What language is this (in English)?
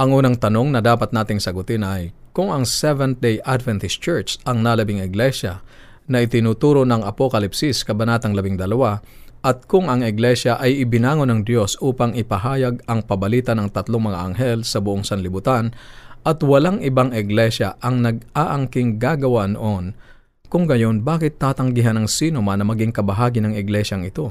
Filipino